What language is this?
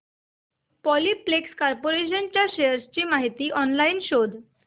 Marathi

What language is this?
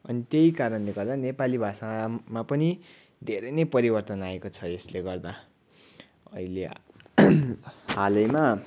Nepali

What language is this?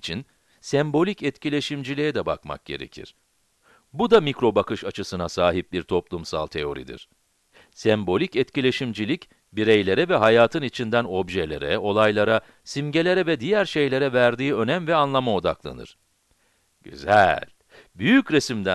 Turkish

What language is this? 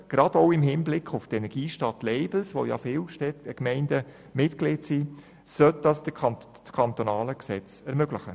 Swiss German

